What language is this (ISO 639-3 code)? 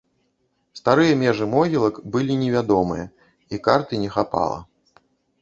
bel